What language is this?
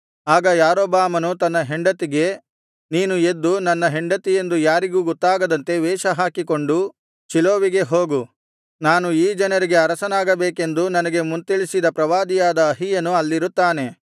Kannada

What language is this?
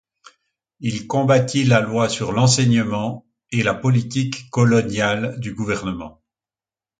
French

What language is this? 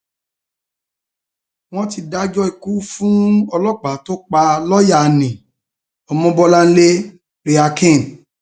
Yoruba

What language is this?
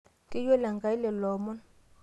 Masai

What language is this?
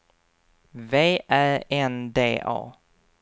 Swedish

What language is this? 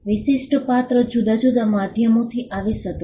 Gujarati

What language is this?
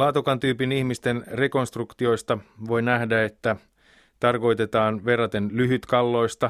Finnish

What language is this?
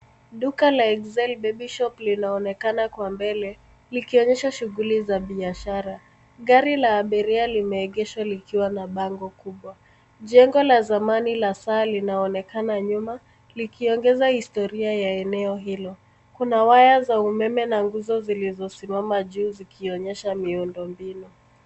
Swahili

